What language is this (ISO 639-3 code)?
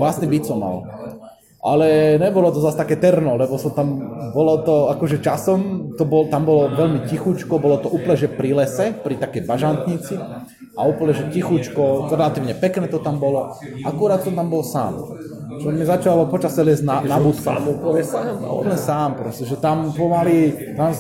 slk